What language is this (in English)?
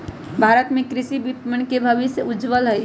Magahi